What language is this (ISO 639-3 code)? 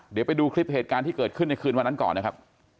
tha